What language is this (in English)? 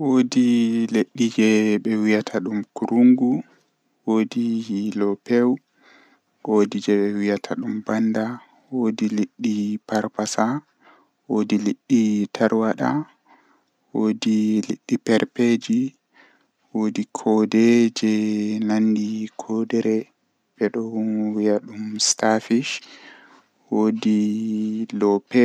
Western Niger Fulfulde